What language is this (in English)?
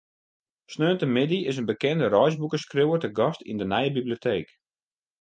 Western Frisian